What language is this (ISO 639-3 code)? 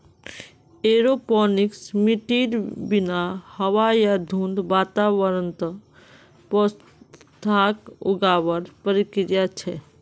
mag